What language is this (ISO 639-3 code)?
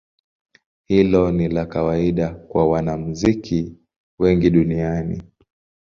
swa